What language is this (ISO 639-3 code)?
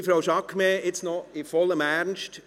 gsw